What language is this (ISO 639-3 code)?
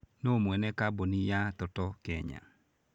kik